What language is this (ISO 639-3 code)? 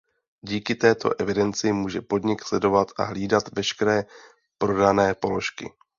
ces